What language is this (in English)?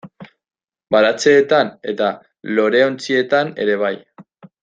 Basque